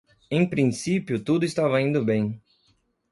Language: Portuguese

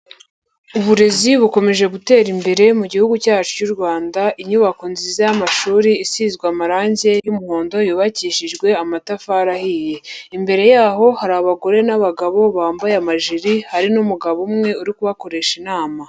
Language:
Kinyarwanda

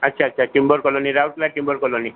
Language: Odia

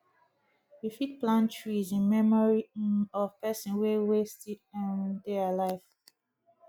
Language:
Nigerian Pidgin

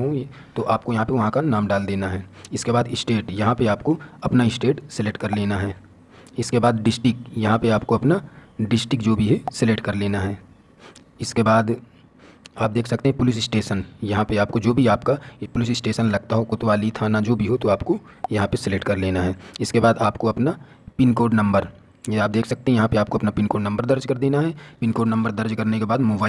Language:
Hindi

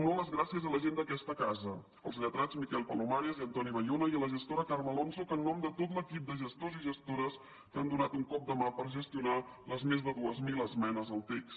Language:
Catalan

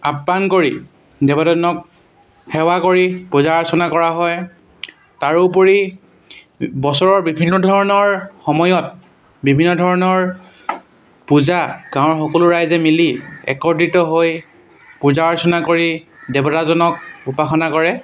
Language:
Assamese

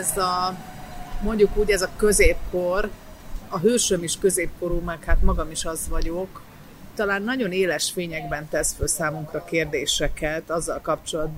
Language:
Hungarian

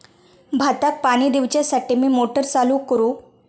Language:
Marathi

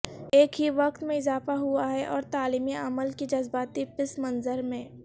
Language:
Urdu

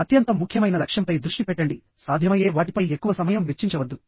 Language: Telugu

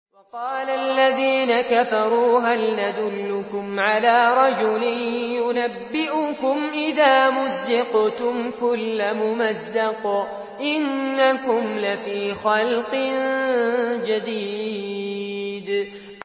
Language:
Arabic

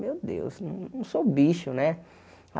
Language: Portuguese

